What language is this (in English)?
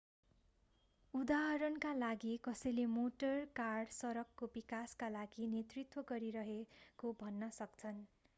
Nepali